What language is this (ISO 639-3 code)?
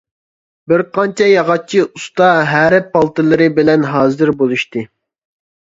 uig